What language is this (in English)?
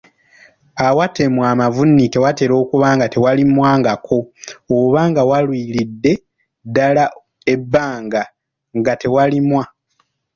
Ganda